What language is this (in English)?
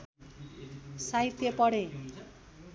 Nepali